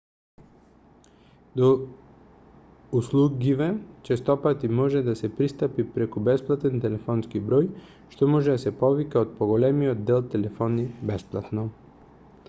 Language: Macedonian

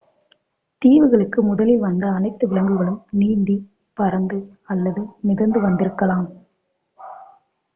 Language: Tamil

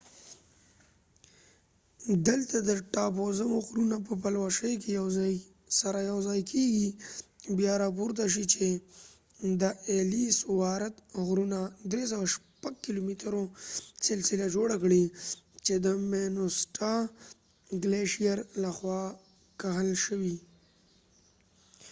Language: Pashto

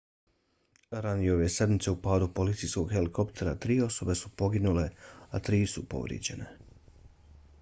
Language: Bosnian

